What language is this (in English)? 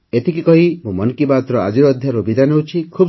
Odia